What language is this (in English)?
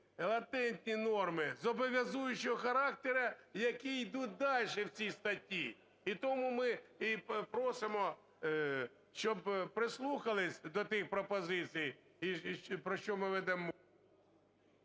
Ukrainian